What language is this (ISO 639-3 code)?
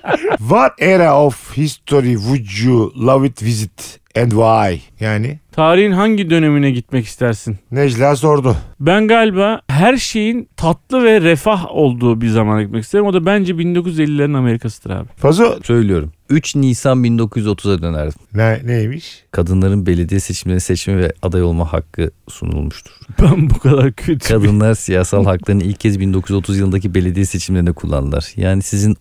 tur